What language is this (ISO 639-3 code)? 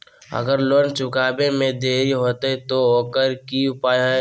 mag